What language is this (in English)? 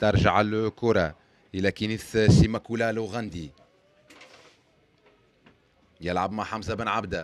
Arabic